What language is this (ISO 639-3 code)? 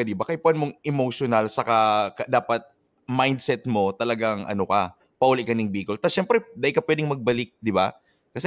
fil